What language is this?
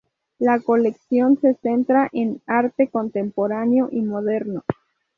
Spanish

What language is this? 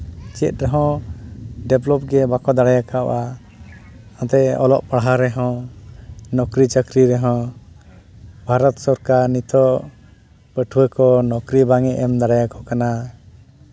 Santali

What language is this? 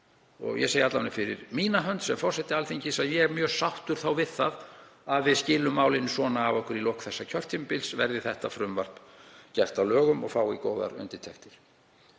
Icelandic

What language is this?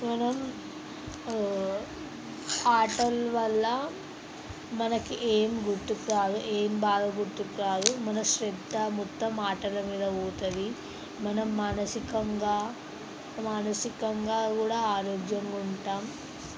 Telugu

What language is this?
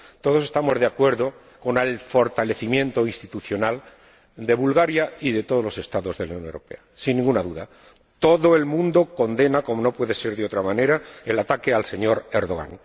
Spanish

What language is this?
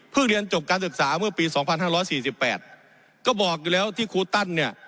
Thai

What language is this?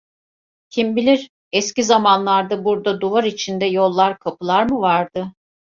Turkish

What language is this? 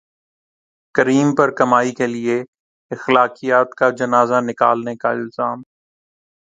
Urdu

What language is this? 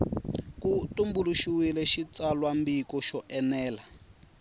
Tsonga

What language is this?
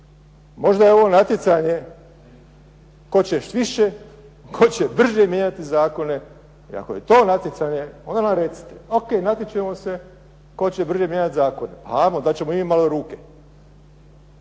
Croatian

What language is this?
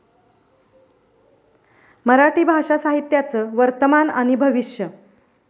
Marathi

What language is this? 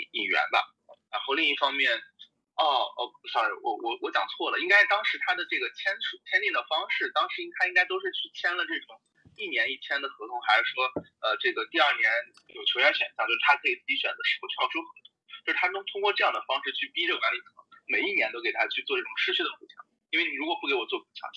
Chinese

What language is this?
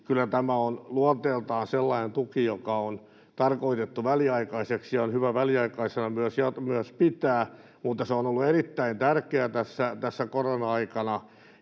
Finnish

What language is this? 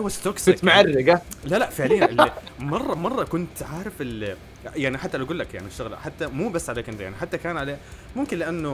Arabic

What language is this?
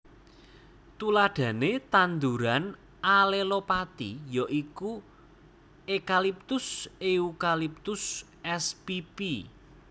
Javanese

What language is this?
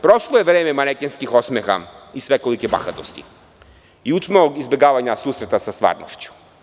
Serbian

